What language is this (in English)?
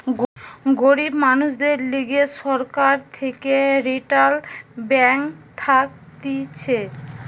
Bangla